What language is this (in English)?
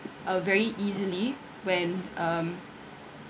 English